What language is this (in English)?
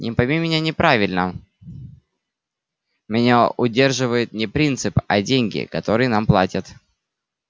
Russian